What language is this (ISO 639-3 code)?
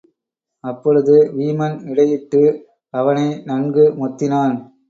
tam